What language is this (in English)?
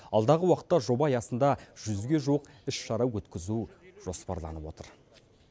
Kazakh